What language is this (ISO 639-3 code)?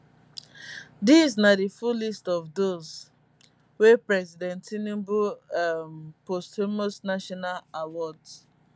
pcm